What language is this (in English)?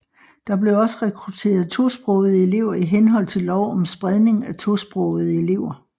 Danish